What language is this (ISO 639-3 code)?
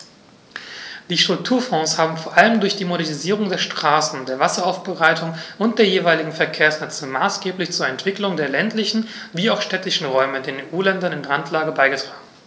deu